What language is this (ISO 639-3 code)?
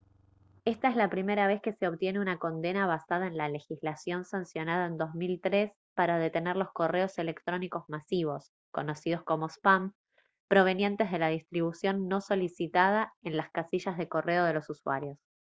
spa